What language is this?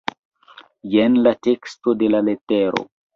Esperanto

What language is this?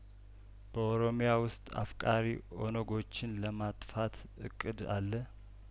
Amharic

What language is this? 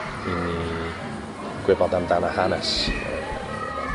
Welsh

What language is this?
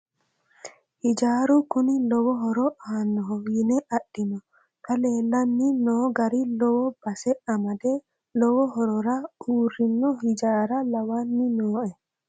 Sidamo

